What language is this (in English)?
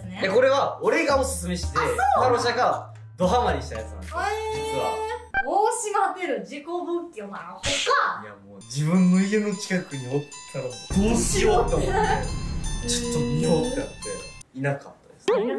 Japanese